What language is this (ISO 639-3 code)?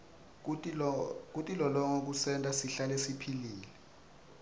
ssw